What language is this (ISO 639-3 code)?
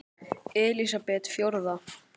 isl